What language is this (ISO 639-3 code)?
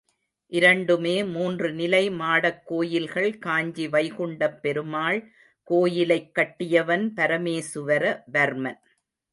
tam